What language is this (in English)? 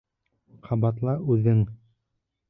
Bashkir